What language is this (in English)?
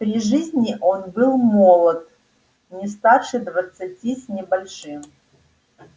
Russian